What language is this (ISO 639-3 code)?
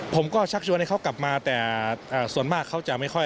tha